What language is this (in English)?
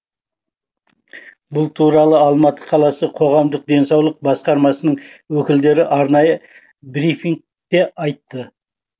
Kazakh